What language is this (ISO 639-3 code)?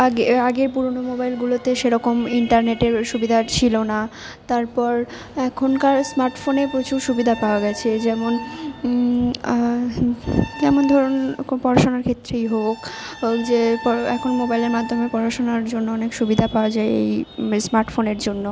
ben